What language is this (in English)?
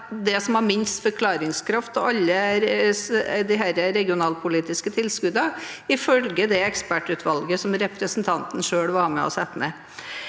Norwegian